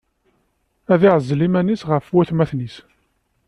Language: Kabyle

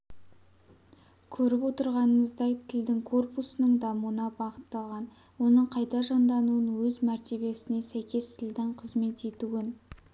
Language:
Kazakh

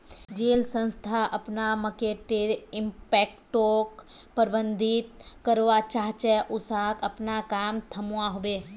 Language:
Magahi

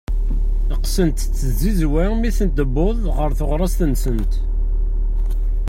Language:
Kabyle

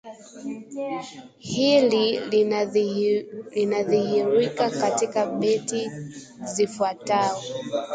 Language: Swahili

